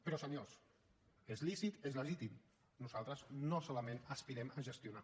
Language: Catalan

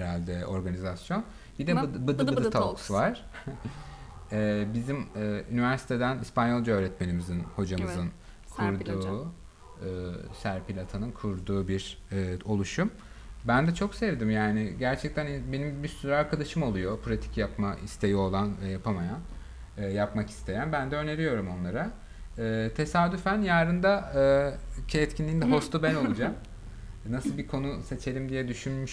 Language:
Turkish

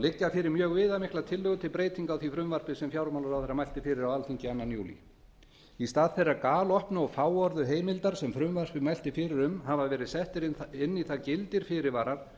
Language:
Icelandic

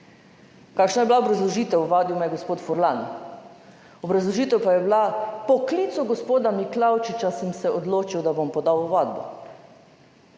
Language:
Slovenian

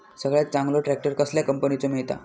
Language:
Marathi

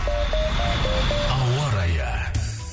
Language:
Kazakh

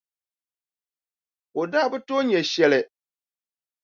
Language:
Dagbani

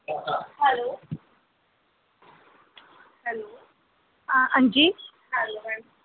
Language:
Dogri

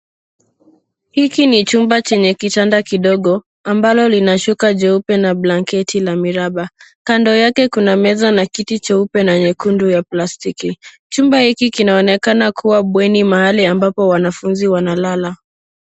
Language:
Swahili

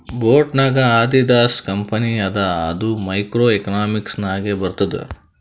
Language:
Kannada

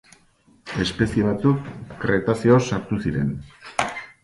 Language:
Basque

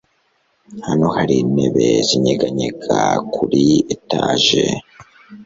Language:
Kinyarwanda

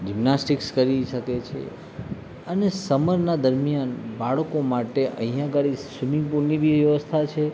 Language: Gujarati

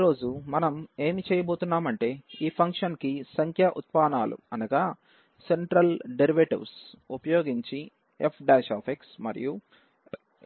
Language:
Telugu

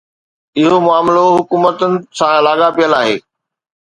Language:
Sindhi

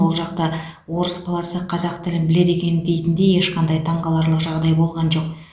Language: Kazakh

